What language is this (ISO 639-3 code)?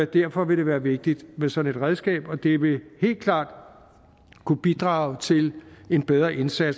dan